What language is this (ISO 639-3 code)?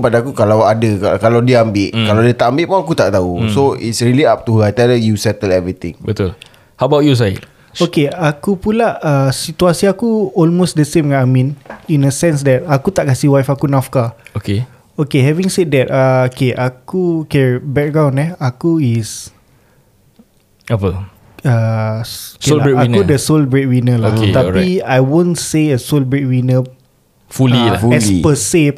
msa